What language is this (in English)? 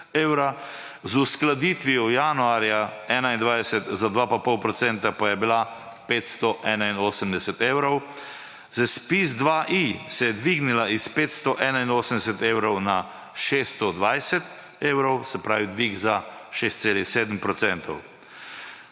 Slovenian